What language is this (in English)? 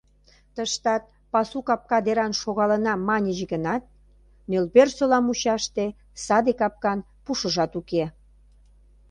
Mari